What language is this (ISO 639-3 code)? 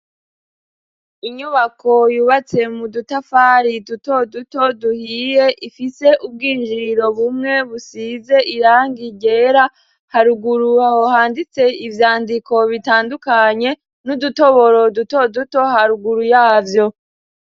run